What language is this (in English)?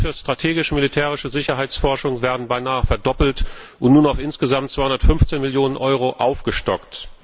German